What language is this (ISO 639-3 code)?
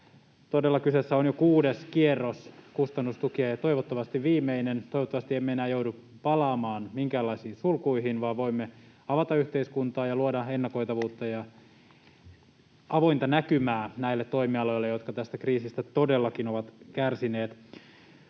fin